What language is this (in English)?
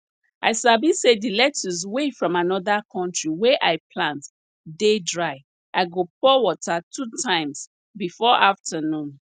Nigerian Pidgin